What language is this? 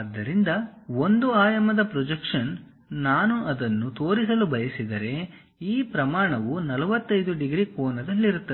Kannada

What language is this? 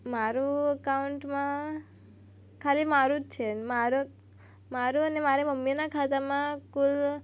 Gujarati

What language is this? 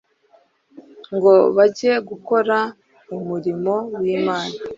Kinyarwanda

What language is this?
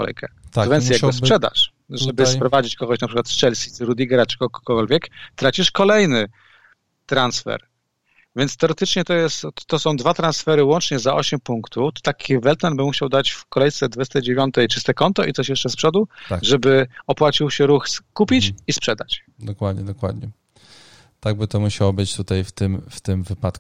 Polish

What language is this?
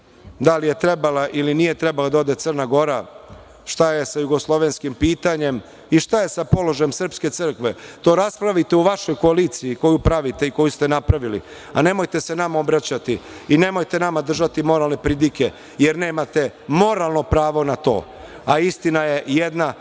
Serbian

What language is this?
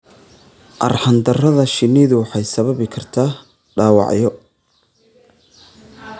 Somali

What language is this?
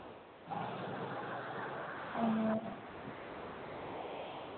Manipuri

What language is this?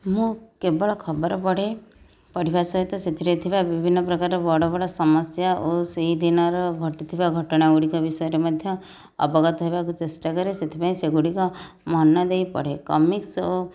Odia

